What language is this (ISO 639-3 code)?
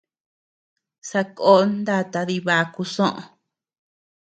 cux